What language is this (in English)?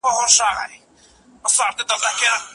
Pashto